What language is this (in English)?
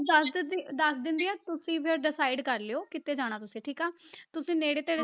Punjabi